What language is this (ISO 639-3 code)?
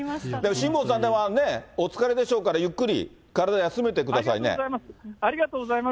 jpn